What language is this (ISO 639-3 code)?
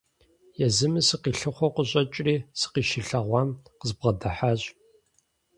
kbd